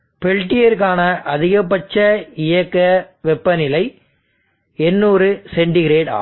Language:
Tamil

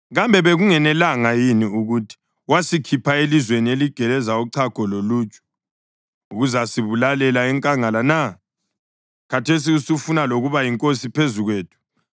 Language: North Ndebele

